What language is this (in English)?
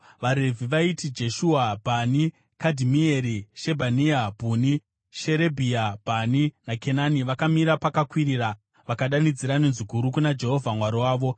Shona